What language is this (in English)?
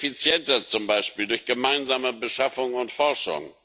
German